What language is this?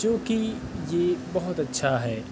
Urdu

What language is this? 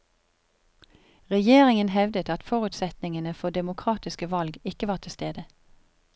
Norwegian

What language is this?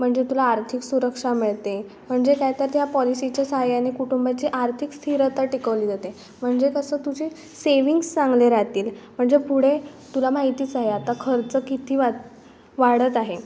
Marathi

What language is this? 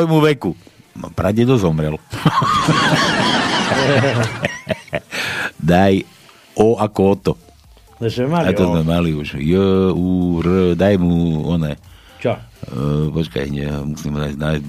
Slovak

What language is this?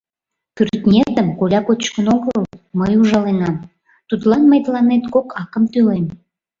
Mari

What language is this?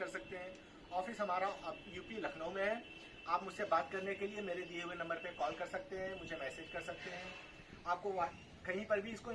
Hindi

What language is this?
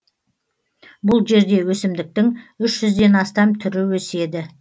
Kazakh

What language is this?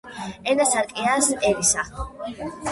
Georgian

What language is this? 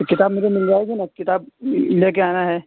Urdu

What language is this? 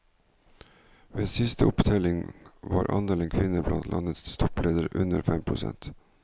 Norwegian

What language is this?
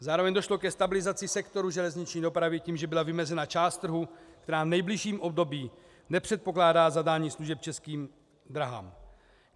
Czech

